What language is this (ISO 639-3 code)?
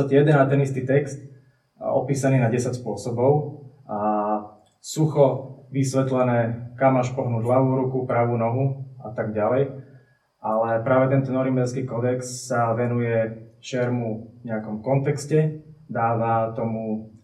slk